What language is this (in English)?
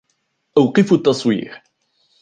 Arabic